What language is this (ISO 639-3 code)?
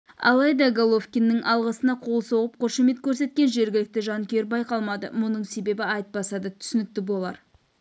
kaz